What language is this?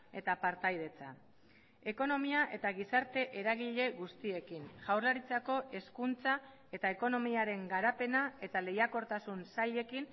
Basque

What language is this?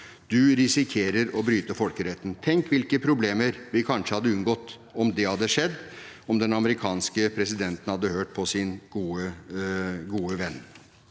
Norwegian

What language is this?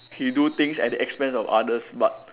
English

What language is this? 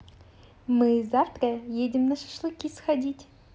Russian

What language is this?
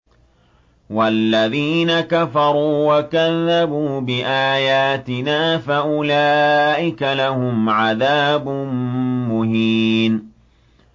Arabic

